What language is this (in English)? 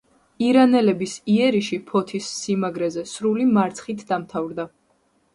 Georgian